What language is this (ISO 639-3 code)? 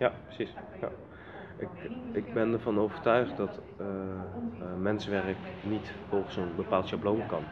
nld